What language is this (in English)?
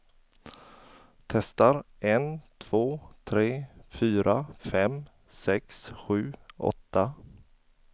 Swedish